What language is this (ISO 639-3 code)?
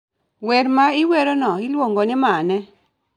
luo